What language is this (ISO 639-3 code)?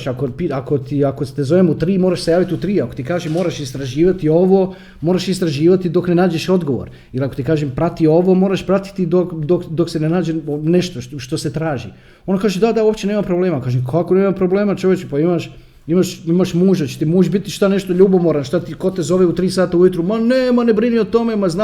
hrv